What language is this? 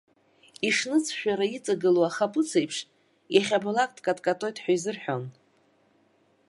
Abkhazian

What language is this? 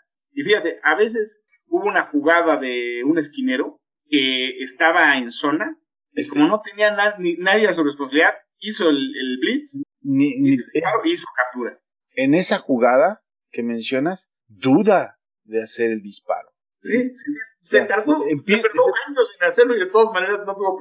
Spanish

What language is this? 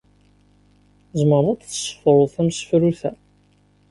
Kabyle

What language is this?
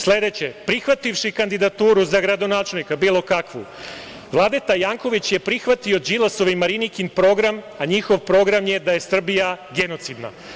Serbian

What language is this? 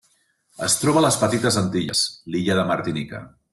Catalan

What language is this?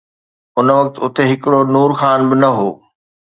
Sindhi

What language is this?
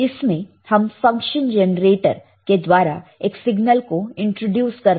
Hindi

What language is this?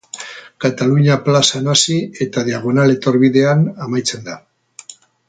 Basque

